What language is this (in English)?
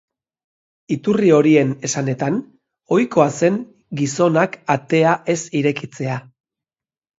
Basque